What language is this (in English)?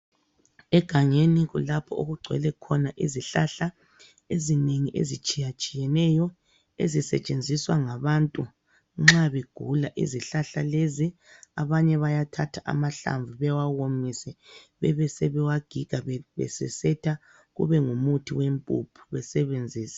North Ndebele